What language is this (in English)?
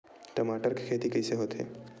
Chhattisgarhi